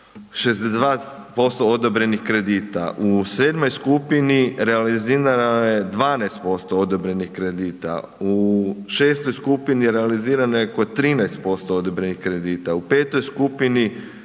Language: Croatian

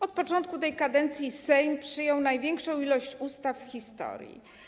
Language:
Polish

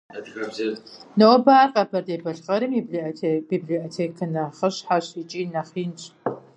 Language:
Kabardian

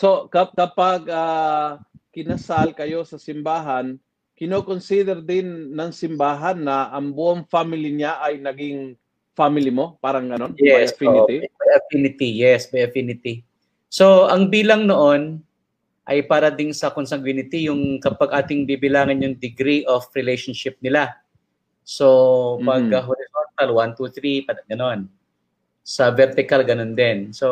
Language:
Filipino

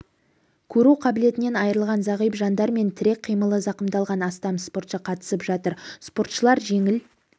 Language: Kazakh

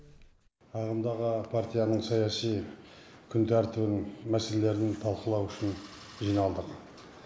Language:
Kazakh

